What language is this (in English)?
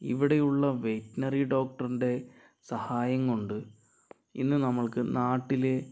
Malayalam